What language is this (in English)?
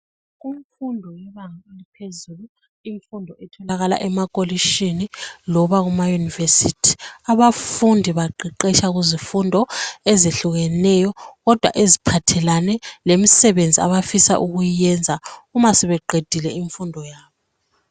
North Ndebele